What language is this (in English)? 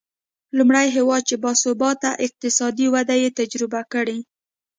Pashto